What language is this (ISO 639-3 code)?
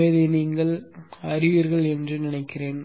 tam